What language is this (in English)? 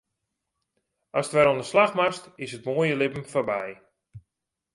Western Frisian